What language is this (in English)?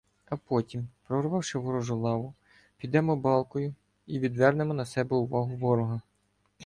Ukrainian